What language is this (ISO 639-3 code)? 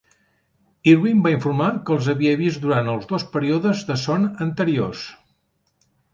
cat